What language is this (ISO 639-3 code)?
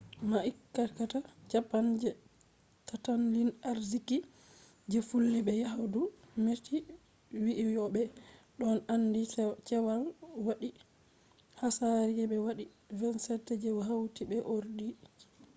ful